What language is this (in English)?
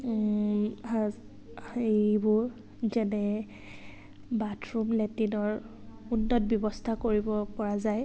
Assamese